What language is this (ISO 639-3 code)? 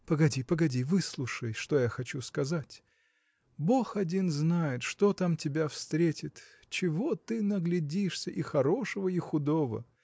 rus